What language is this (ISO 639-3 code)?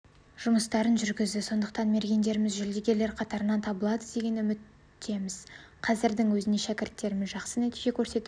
kaz